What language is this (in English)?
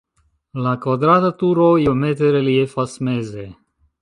Esperanto